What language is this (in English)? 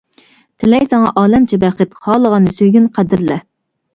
Uyghur